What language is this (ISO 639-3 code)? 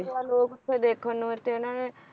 pan